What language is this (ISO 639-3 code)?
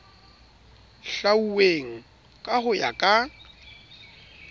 sot